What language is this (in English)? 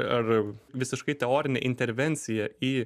Lithuanian